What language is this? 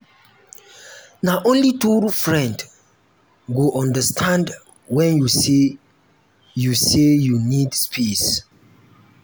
Nigerian Pidgin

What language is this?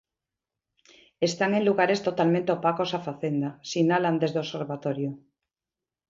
Galician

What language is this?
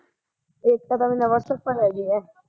Punjabi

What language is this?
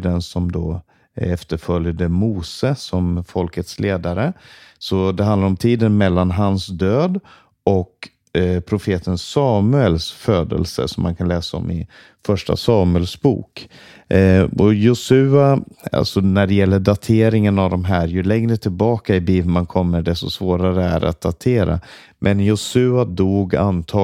Swedish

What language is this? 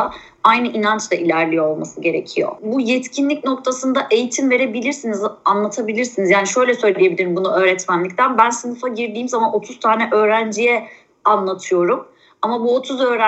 Turkish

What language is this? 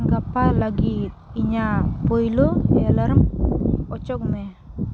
Santali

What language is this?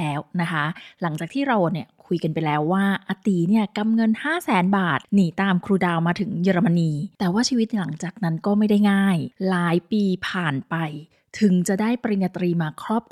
Thai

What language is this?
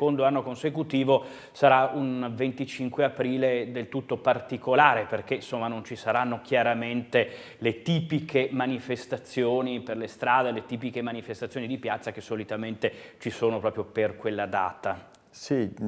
Italian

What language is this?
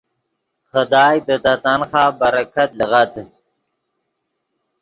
Yidgha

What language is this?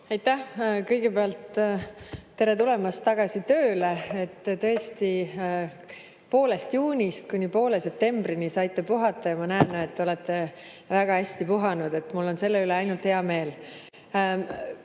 Estonian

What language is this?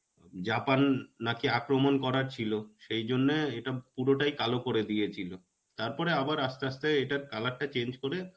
Bangla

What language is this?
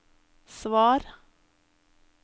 Norwegian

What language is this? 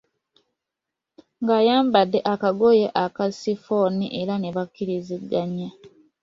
Ganda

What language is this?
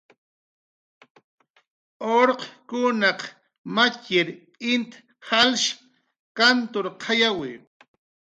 Jaqaru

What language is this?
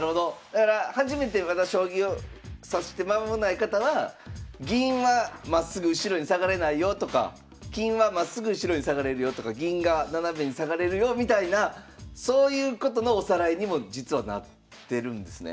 Japanese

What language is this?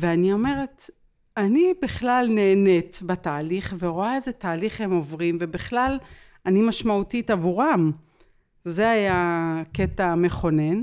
Hebrew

